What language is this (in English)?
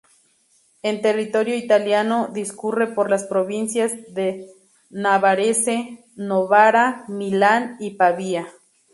Spanish